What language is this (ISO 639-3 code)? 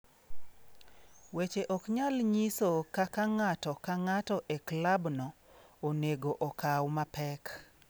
luo